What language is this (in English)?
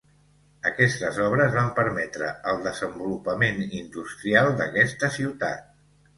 Catalan